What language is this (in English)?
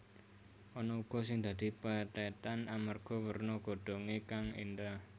Javanese